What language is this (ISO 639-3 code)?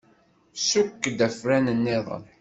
kab